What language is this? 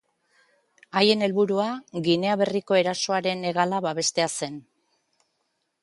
Basque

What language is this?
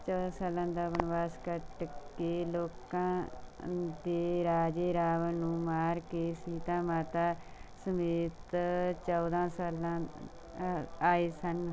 Punjabi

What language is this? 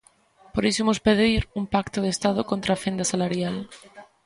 Galician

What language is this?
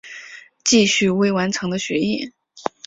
Chinese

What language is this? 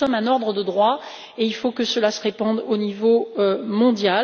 French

